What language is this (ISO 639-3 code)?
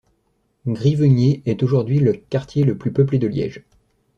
fra